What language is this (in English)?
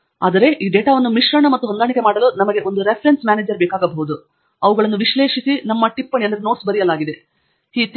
Kannada